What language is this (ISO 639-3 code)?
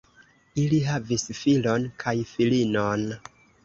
epo